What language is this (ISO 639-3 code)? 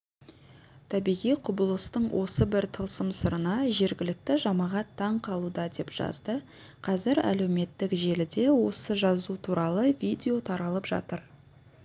kaz